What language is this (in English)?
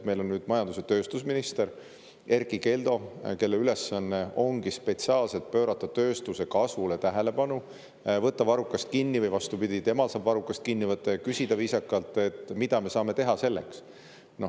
Estonian